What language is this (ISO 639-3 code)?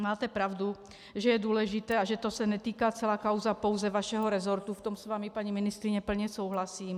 ces